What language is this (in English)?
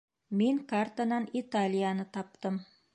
Bashkir